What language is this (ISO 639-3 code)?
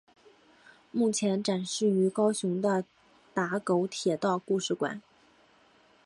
zho